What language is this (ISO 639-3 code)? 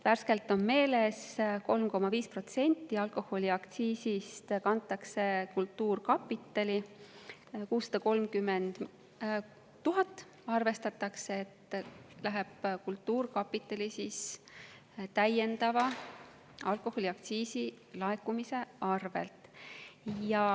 est